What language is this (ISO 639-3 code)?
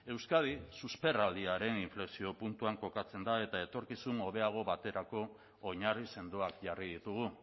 eus